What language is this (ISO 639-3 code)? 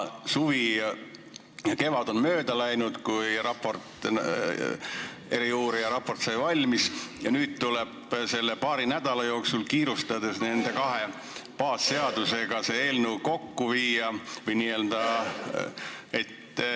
est